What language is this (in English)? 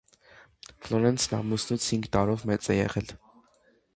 Armenian